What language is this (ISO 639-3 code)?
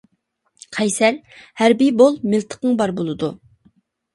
uig